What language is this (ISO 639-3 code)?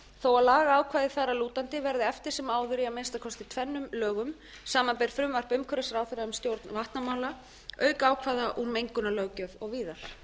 isl